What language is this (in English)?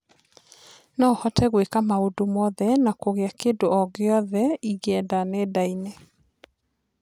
Kikuyu